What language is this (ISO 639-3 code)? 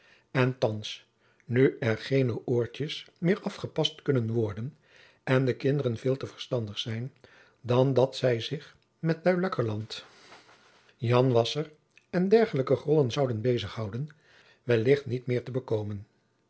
nld